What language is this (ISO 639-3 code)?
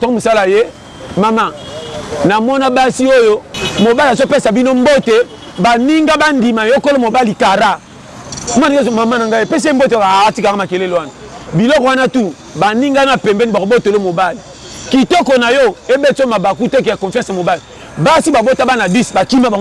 fra